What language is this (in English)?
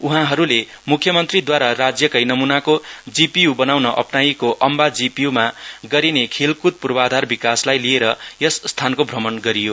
Nepali